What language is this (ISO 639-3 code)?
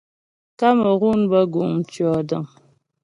bbj